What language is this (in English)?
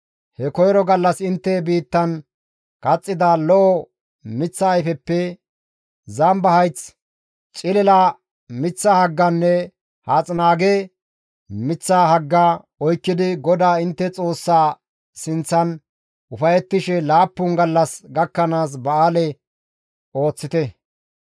Gamo